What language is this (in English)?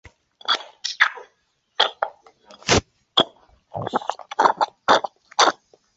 Chinese